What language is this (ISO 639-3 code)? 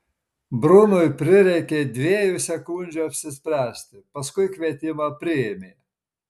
lit